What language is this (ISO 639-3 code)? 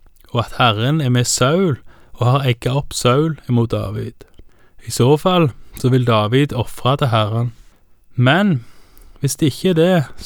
dan